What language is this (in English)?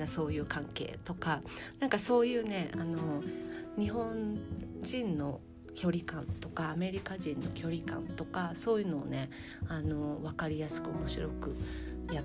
Japanese